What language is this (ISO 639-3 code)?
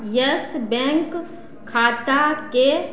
mai